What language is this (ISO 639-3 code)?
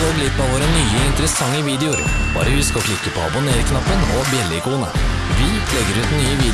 nor